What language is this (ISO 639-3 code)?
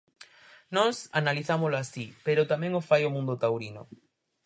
glg